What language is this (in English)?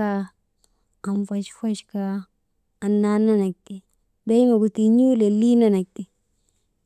Maba